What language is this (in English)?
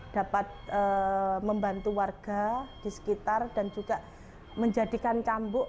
Indonesian